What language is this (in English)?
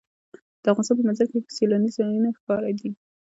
Pashto